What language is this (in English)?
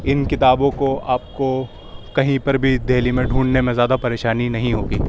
Urdu